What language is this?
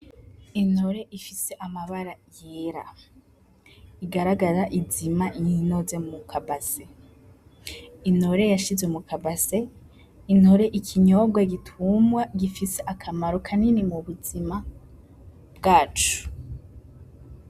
Rundi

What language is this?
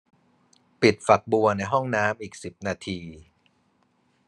Thai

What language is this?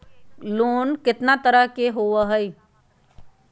Magahi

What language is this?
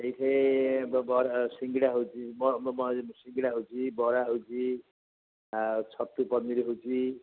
Odia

